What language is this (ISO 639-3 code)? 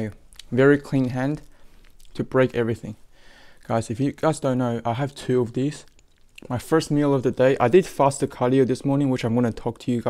eng